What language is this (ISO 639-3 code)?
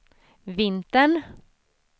swe